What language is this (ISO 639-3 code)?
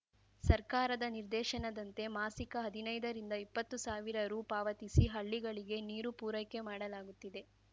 kan